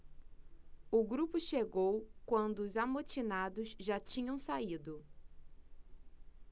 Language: Portuguese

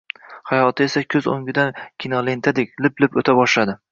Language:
Uzbek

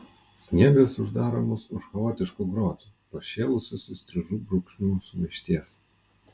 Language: Lithuanian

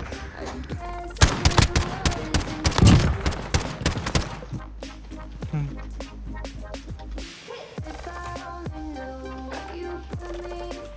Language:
Vietnamese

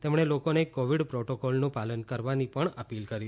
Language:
Gujarati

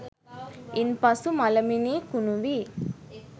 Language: Sinhala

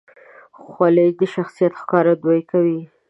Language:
Pashto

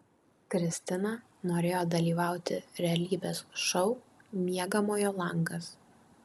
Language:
Lithuanian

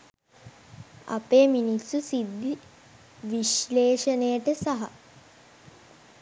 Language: Sinhala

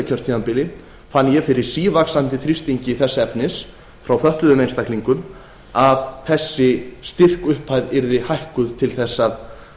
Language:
Icelandic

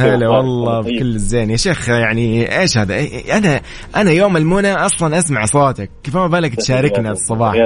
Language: Arabic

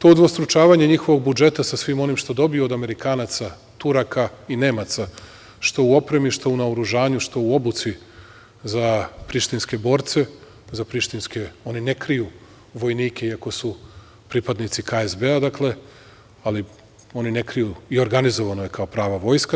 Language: Serbian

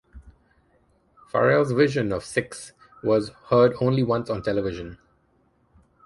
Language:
English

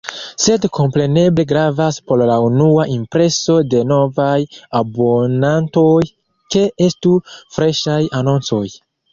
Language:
Esperanto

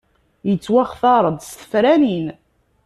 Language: Kabyle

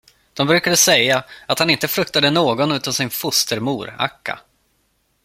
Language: Swedish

